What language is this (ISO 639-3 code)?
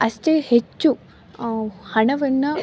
kan